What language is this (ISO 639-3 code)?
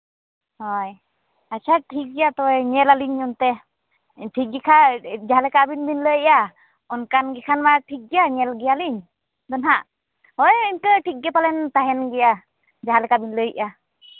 sat